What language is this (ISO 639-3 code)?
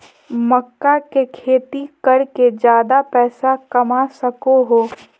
mag